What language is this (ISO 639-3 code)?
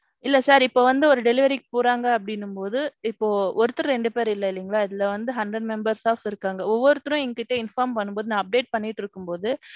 tam